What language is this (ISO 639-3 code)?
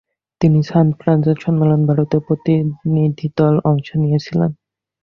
ben